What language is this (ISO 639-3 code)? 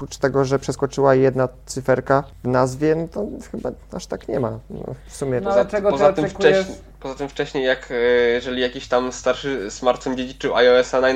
pol